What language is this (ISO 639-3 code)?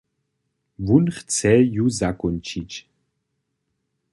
hsb